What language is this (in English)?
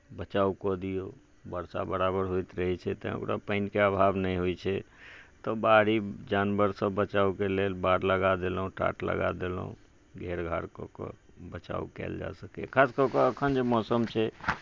Maithili